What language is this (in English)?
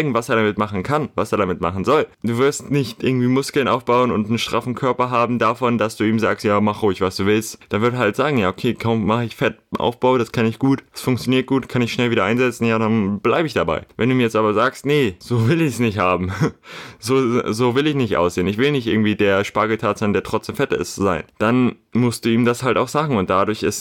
German